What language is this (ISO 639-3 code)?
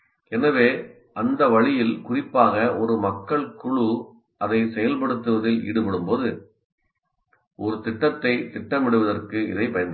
tam